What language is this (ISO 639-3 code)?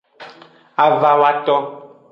ajg